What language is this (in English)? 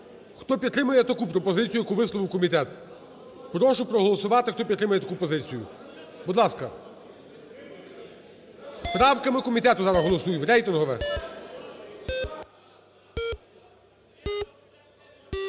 Ukrainian